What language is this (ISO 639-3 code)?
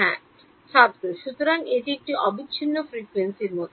ben